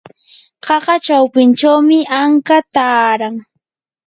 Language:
Yanahuanca Pasco Quechua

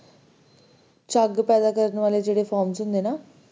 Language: Punjabi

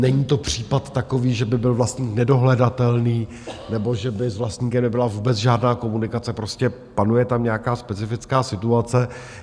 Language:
Czech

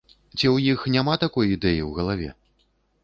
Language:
Belarusian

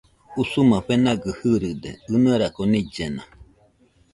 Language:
Nüpode Huitoto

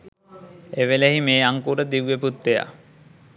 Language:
Sinhala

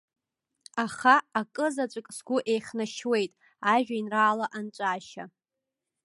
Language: Abkhazian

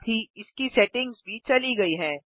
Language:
Hindi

